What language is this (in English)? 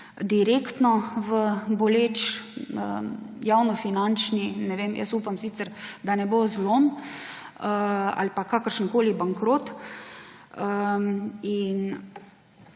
Slovenian